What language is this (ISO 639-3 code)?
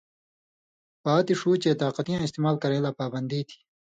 mvy